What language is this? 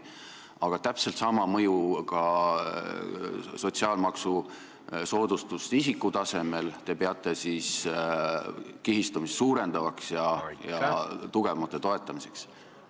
Estonian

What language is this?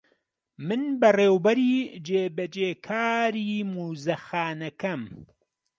Central Kurdish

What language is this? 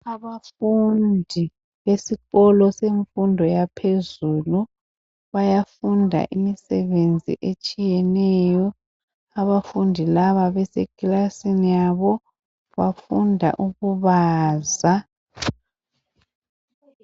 North Ndebele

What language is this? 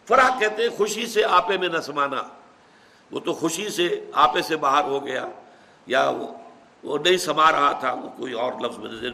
Urdu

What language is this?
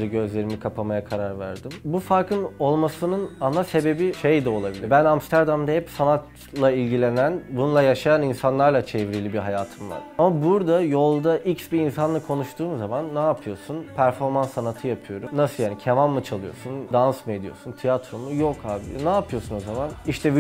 Turkish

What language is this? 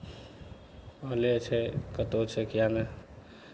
Maithili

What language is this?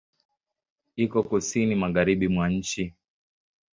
Swahili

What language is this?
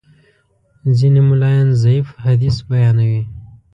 Pashto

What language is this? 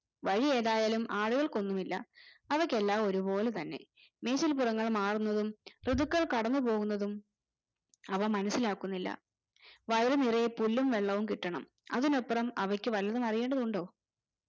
Malayalam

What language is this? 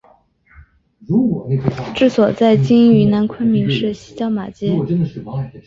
Chinese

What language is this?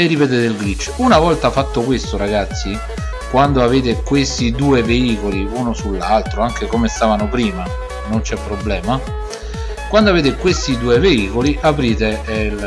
Italian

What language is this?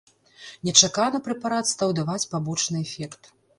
Belarusian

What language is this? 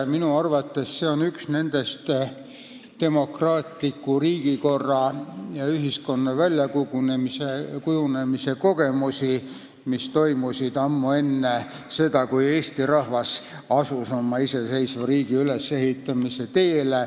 Estonian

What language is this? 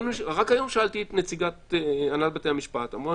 Hebrew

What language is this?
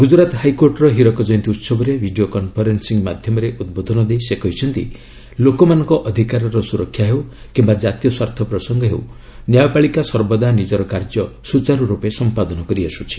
Odia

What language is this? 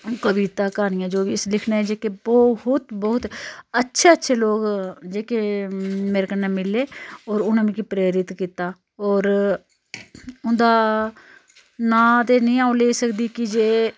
Dogri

